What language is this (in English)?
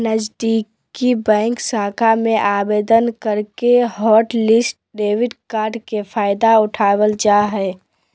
Magahi